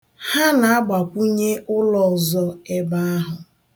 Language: Igbo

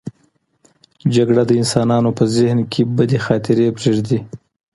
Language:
Pashto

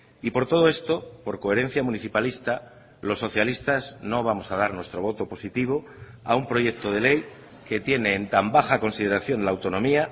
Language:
Spanish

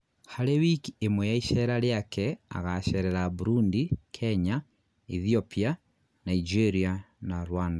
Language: Kikuyu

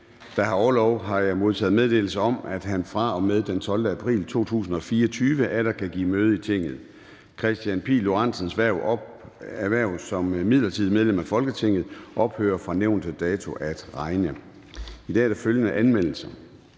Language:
Danish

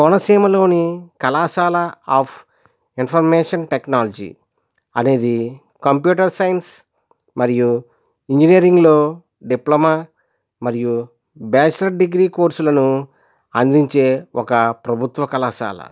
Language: Telugu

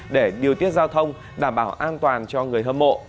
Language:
Vietnamese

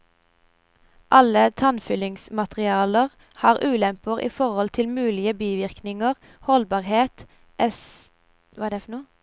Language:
Norwegian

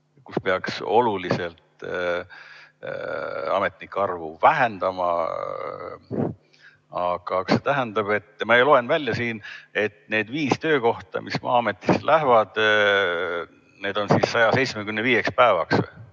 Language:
Estonian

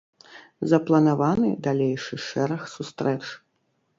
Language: Belarusian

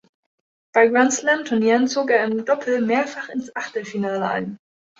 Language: German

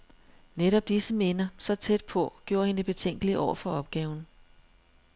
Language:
Danish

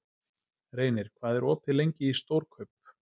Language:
Icelandic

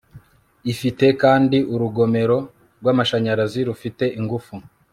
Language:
Kinyarwanda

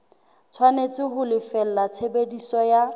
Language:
Southern Sotho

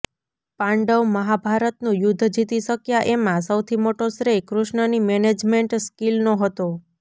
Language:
Gujarati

